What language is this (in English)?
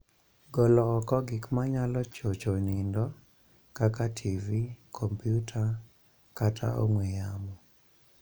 Luo (Kenya and Tanzania)